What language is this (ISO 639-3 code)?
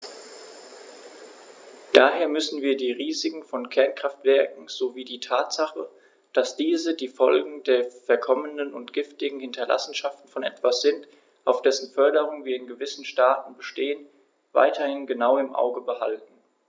deu